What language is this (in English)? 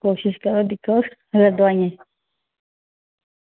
Dogri